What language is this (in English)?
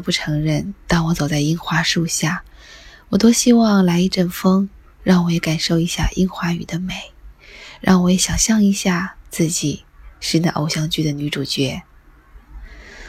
Chinese